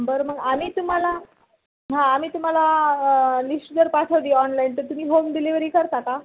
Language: Marathi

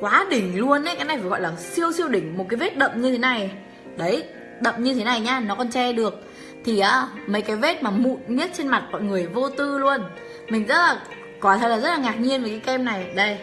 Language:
Vietnamese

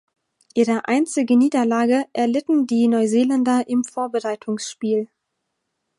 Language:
German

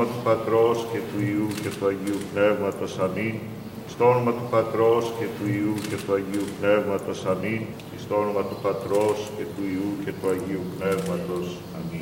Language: Greek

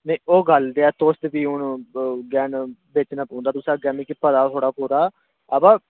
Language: Dogri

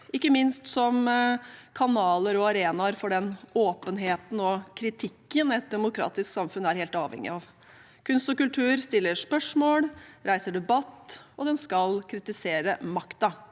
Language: Norwegian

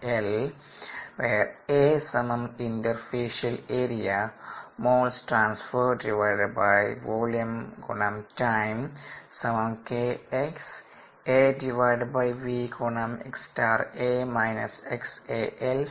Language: Malayalam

